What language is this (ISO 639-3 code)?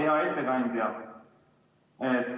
est